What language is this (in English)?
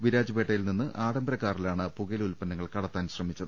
Malayalam